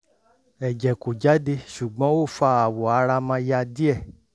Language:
Yoruba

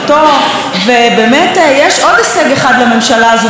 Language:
Hebrew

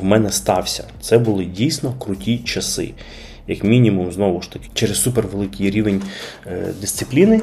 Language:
Ukrainian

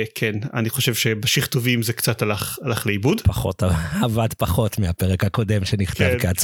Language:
Hebrew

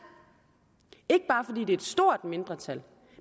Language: Danish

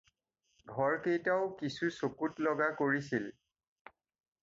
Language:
Assamese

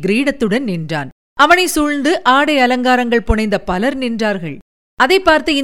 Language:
Tamil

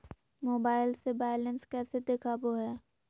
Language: Magahi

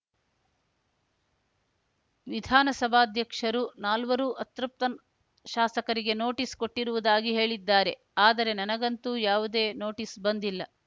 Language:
Kannada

